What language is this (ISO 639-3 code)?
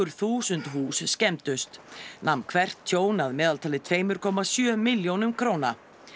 isl